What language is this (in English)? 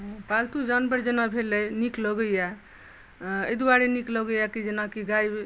Maithili